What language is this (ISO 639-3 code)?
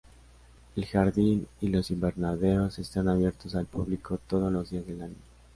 spa